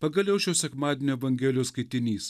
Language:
Lithuanian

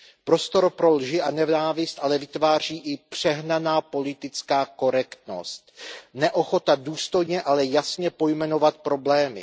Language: Czech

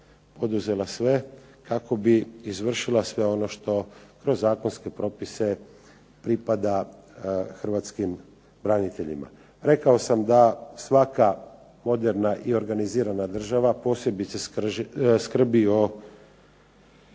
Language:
Croatian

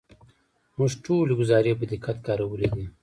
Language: Pashto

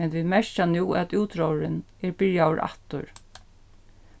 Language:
Faroese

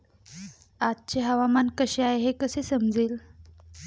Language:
Marathi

